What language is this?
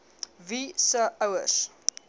Afrikaans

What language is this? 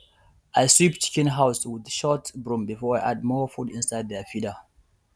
Nigerian Pidgin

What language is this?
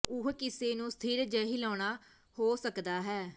Punjabi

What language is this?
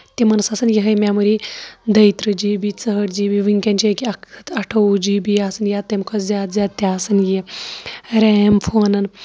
Kashmiri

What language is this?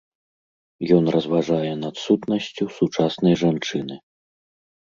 Belarusian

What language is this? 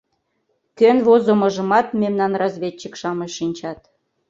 Mari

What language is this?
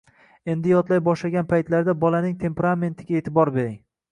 Uzbek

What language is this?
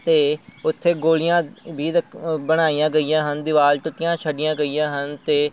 Punjabi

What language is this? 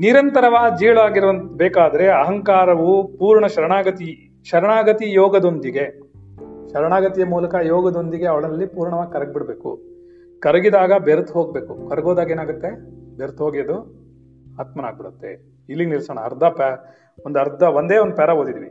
Kannada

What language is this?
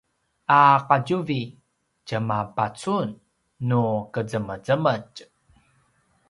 Paiwan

